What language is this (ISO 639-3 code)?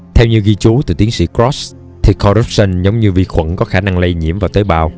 vie